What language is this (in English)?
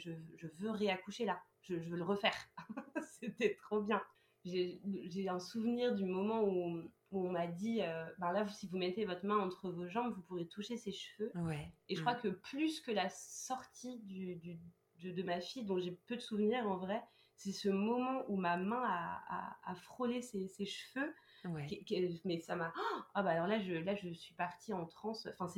French